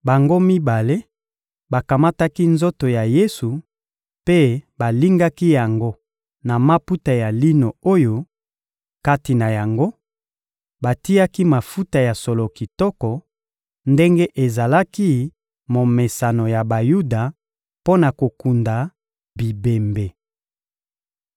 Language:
Lingala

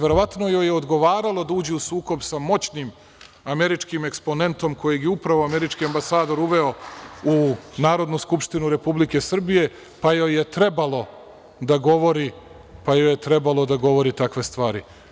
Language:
Serbian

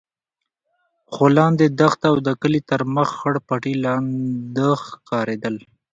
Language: Pashto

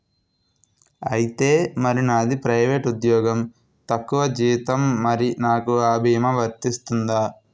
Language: Telugu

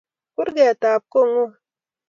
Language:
Kalenjin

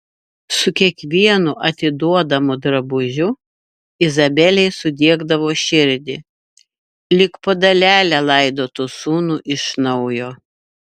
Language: Lithuanian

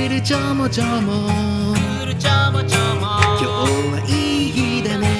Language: Japanese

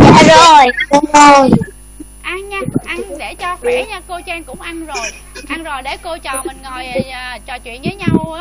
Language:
Vietnamese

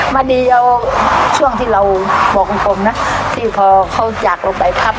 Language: Thai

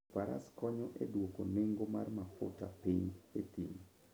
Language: Luo (Kenya and Tanzania)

